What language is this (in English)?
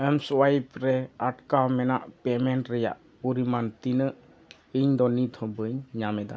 Santali